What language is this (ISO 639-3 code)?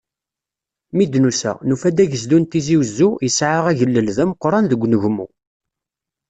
kab